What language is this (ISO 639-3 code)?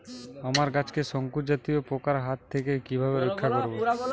ben